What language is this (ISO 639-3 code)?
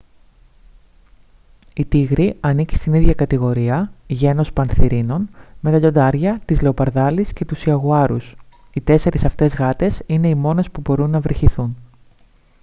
ell